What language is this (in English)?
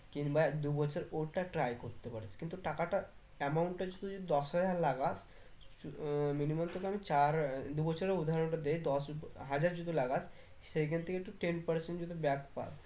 Bangla